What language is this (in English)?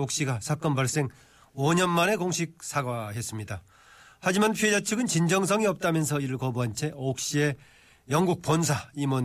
Korean